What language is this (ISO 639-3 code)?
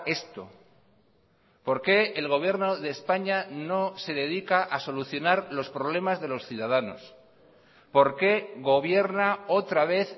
spa